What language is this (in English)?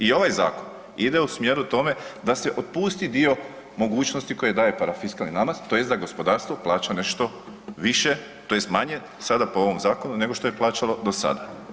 Croatian